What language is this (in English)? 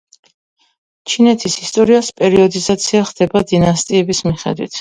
Georgian